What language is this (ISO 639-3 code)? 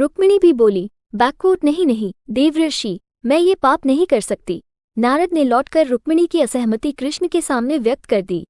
hin